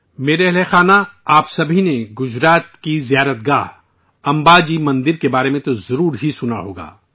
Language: Urdu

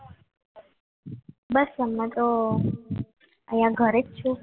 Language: Gujarati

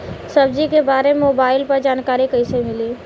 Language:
Bhojpuri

